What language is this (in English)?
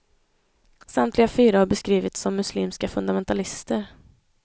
Swedish